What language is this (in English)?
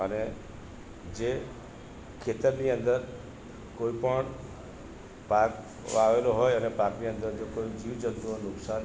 Gujarati